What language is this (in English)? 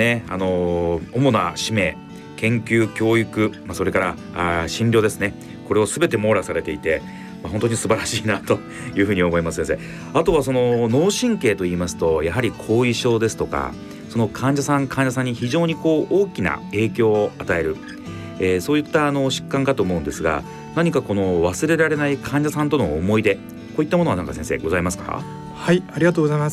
Japanese